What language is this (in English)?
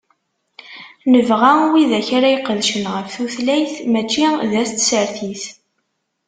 Kabyle